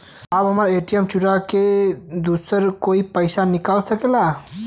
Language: Bhojpuri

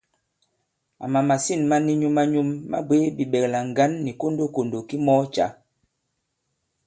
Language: Bankon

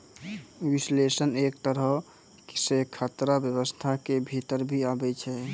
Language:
Maithili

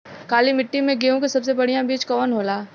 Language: Bhojpuri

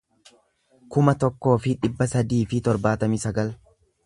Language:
Oromo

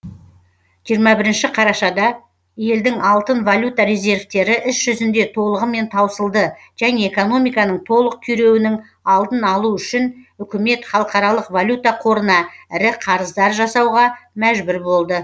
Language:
Kazakh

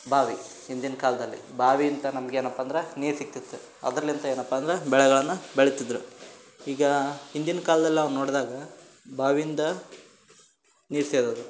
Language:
Kannada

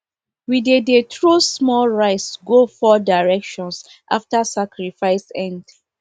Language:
Nigerian Pidgin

